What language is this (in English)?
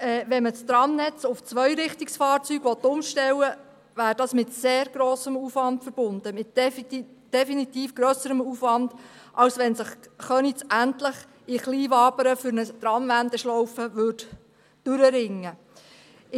Swiss German